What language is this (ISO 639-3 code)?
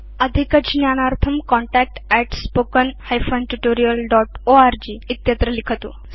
san